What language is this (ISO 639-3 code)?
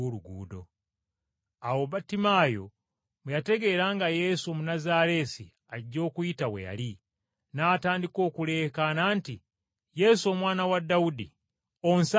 lug